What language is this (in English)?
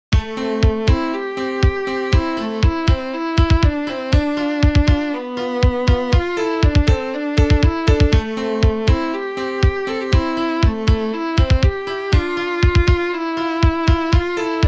Japanese